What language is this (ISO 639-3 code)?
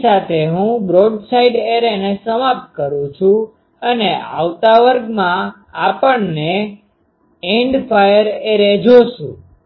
guj